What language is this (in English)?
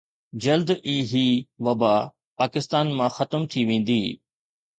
Sindhi